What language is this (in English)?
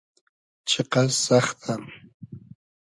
Hazaragi